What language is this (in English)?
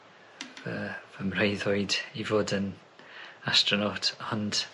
Welsh